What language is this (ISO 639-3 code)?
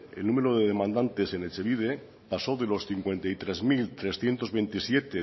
spa